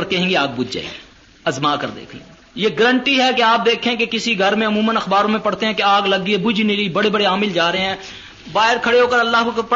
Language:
Urdu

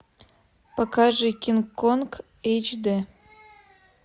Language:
Russian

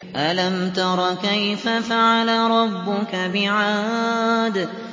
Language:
Arabic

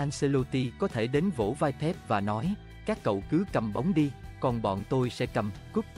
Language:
Vietnamese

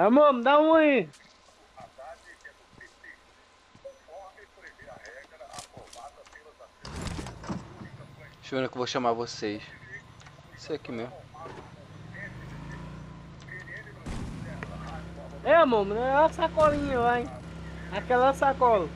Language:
Portuguese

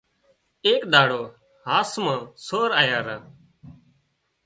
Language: Wadiyara Koli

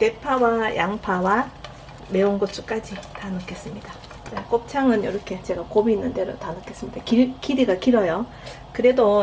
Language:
Korean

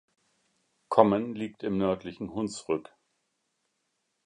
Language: German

